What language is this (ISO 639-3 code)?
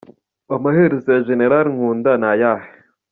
kin